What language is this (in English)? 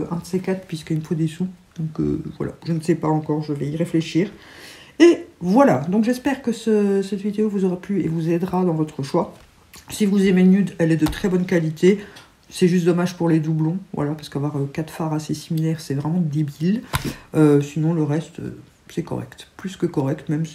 French